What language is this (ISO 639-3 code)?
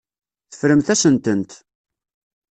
kab